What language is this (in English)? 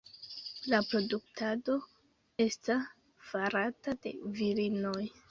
Esperanto